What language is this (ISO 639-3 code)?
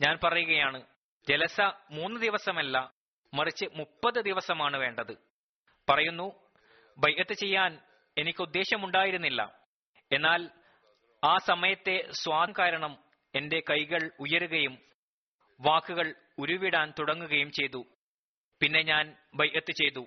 mal